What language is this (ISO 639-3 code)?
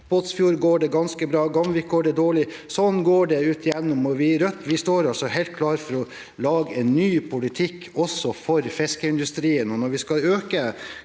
nor